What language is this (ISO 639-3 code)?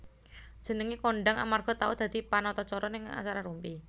jav